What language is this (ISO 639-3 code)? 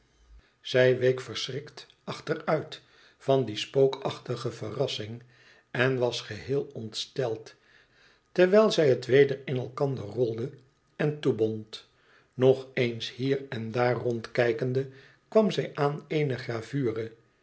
nld